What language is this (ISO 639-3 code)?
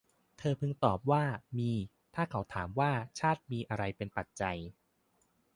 tha